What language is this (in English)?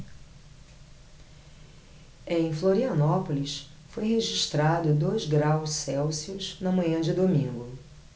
Portuguese